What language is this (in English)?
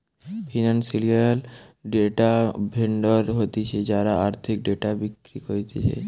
Bangla